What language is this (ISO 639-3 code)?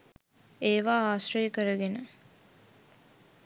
sin